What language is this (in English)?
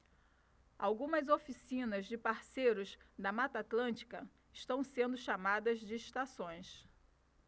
Portuguese